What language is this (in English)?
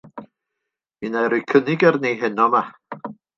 Welsh